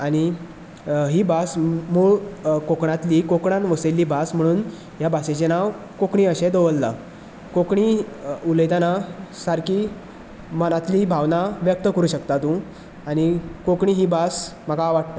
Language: Konkani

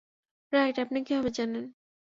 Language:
Bangla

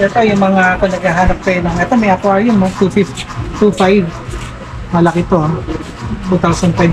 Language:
Filipino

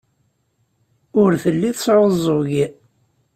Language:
Kabyle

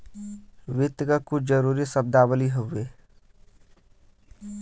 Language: Bhojpuri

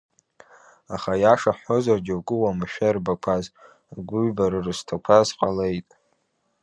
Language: Abkhazian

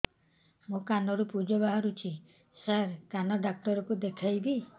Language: Odia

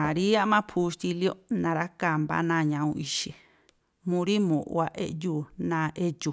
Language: Tlacoapa Me'phaa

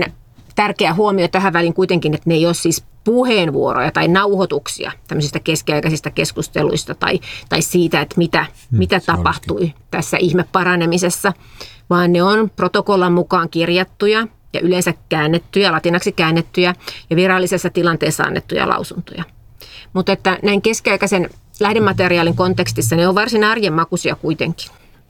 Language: Finnish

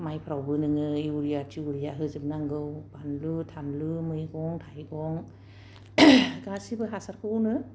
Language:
Bodo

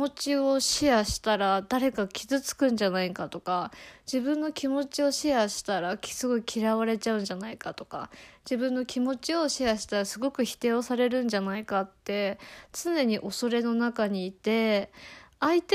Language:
Japanese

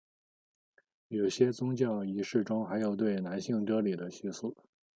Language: Chinese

